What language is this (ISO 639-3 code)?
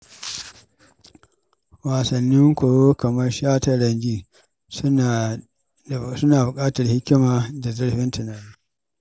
hau